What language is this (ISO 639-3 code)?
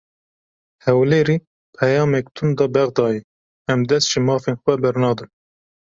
kur